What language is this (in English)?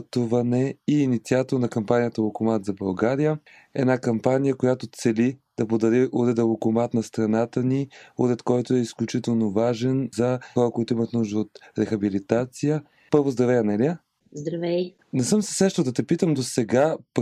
Bulgarian